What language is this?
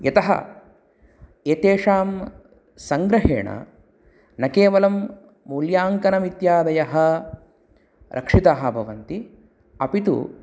Sanskrit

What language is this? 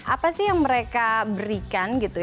Indonesian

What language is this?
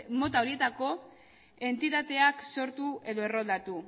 Basque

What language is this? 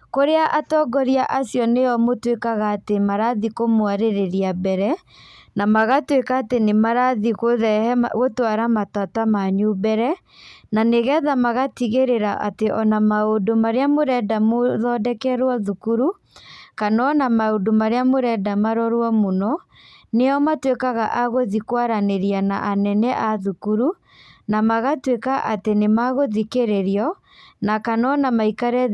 Kikuyu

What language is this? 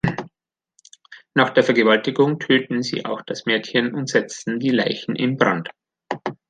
German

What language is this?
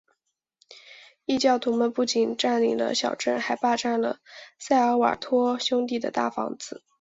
Chinese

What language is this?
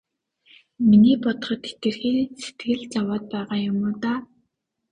Mongolian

